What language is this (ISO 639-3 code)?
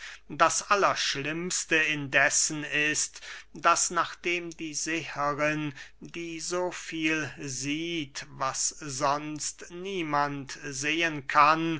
deu